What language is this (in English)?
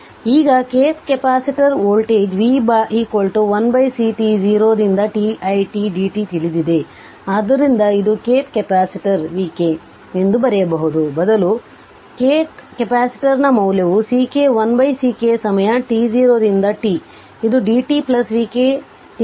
Kannada